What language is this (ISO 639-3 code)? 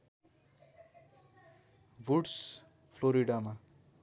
nep